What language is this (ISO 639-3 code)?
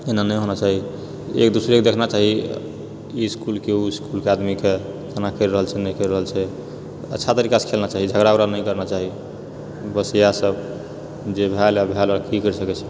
mai